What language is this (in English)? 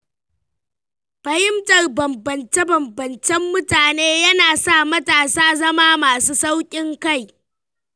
Hausa